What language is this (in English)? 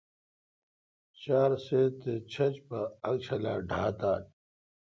Kalkoti